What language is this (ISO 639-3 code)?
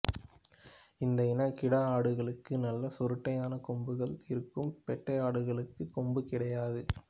tam